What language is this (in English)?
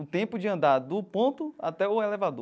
Portuguese